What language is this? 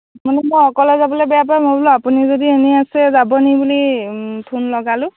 Assamese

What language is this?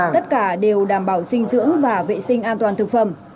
Vietnamese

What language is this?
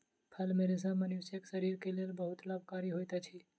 Maithili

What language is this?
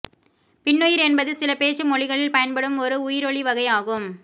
Tamil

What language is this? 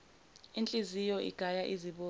Zulu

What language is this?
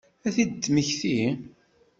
Kabyle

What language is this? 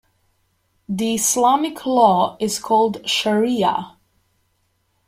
English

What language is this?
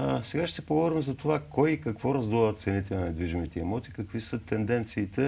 Bulgarian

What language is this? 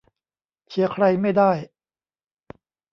Thai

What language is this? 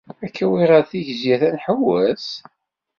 Kabyle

